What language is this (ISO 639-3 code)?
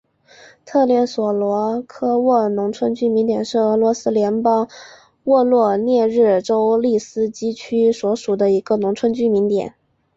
zho